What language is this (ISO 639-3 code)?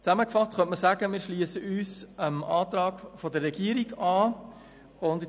gsw